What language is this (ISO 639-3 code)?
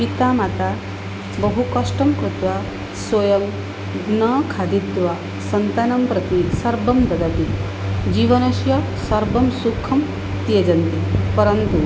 san